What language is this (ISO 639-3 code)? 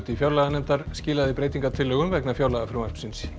isl